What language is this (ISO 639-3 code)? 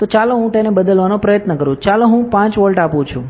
guj